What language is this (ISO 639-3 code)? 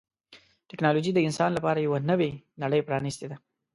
pus